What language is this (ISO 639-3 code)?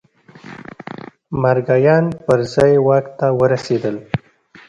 pus